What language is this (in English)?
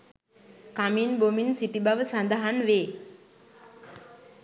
Sinhala